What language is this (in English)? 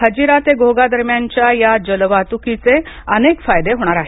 Marathi